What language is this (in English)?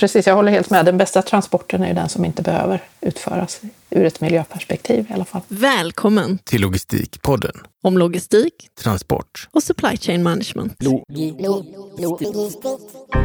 Swedish